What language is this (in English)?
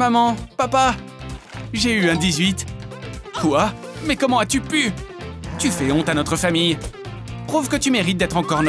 French